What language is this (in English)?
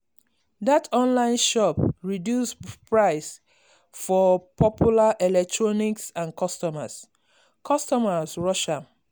Nigerian Pidgin